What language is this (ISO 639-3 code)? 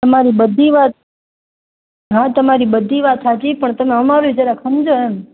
guj